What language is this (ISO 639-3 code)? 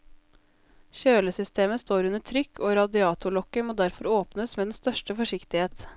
nor